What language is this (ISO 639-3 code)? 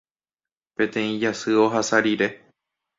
grn